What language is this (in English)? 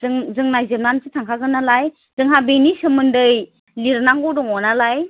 Bodo